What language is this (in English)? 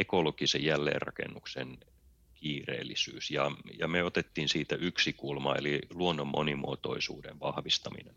Finnish